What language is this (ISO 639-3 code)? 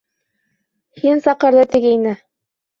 bak